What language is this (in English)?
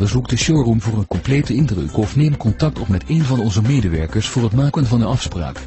Dutch